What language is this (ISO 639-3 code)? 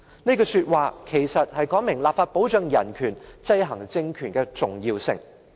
yue